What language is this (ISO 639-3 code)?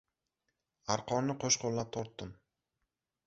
uzb